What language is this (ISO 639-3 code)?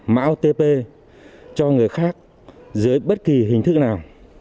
vie